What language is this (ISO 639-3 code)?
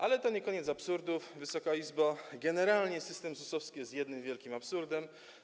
pol